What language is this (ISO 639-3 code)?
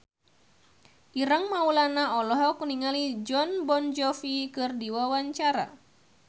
sun